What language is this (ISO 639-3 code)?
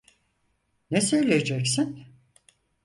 tur